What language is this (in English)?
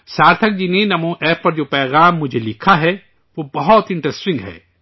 Urdu